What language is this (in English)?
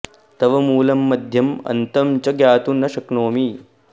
Sanskrit